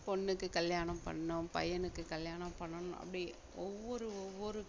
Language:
Tamil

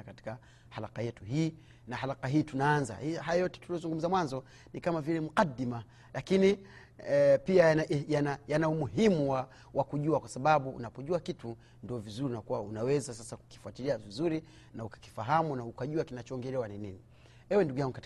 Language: Swahili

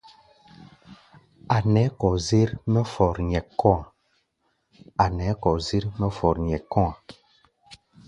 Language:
Gbaya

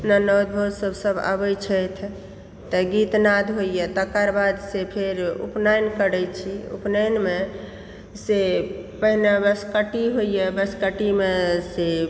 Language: Maithili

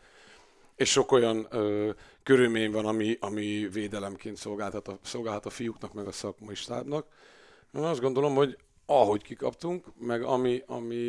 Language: Hungarian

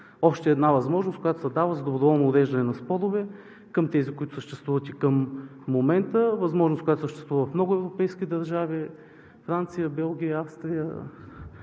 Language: Bulgarian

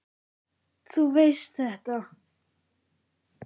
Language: Icelandic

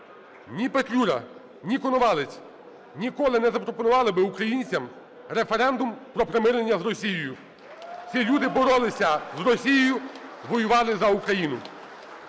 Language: Ukrainian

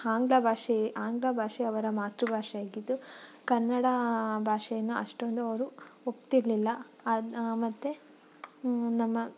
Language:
Kannada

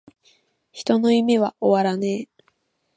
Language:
Japanese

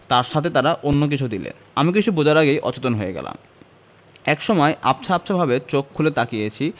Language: Bangla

